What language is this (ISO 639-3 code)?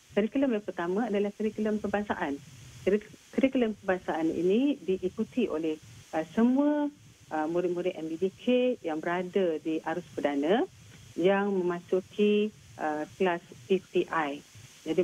msa